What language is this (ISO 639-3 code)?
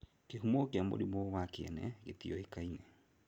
kik